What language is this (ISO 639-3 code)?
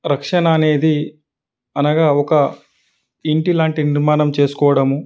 tel